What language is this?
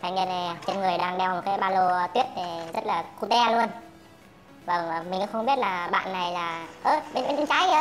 Vietnamese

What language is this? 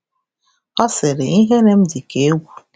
Igbo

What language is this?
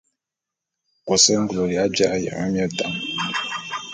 Bulu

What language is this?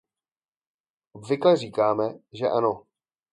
Czech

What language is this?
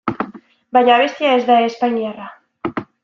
Basque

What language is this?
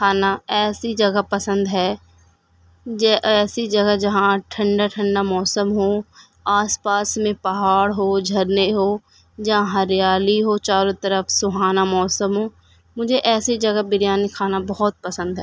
Urdu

